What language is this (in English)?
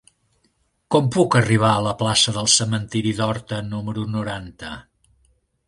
Catalan